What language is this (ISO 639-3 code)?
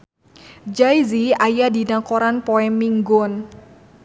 sun